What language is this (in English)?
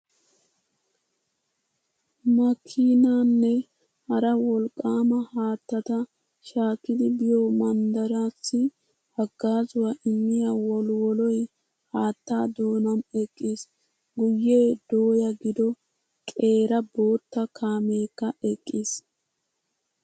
Wolaytta